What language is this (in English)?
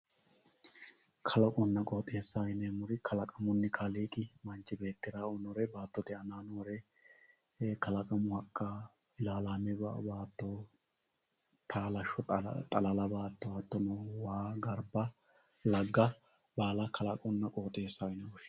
Sidamo